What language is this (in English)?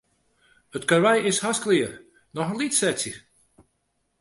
Western Frisian